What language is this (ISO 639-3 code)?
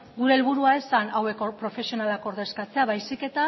eus